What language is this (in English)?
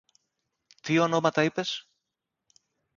Greek